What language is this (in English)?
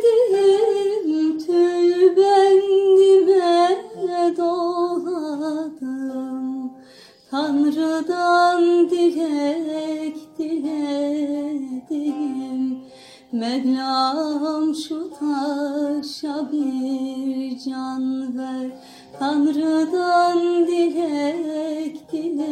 Greek